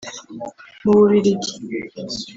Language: Kinyarwanda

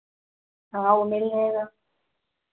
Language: Hindi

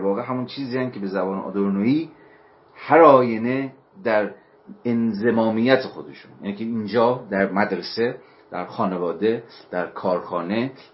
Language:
Persian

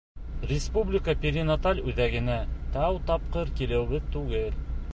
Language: Bashkir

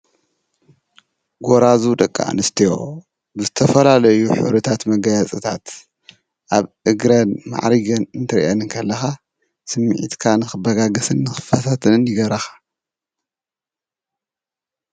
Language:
Tigrinya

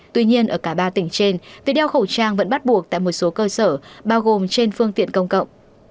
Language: Vietnamese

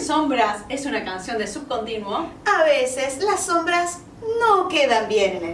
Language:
Spanish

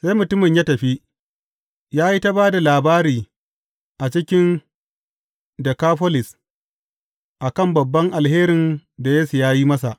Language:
Hausa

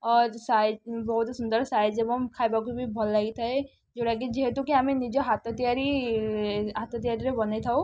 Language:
Odia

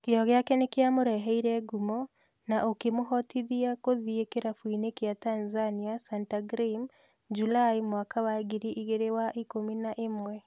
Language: Kikuyu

